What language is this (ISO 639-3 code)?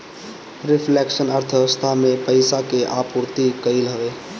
bho